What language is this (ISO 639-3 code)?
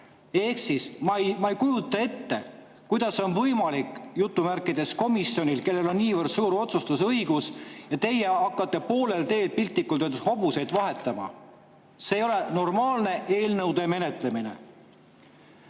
est